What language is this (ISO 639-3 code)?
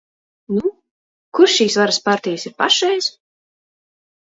lav